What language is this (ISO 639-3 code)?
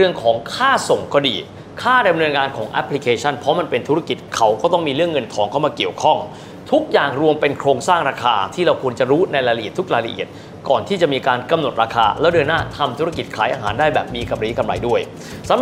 tha